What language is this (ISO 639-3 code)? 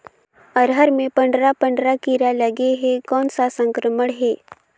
hne